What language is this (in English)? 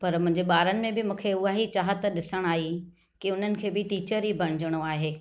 Sindhi